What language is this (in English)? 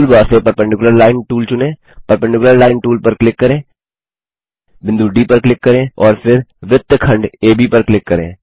Hindi